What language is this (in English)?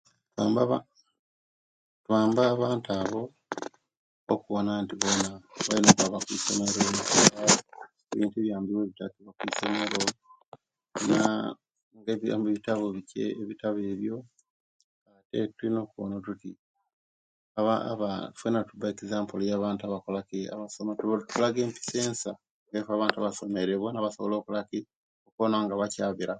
Kenyi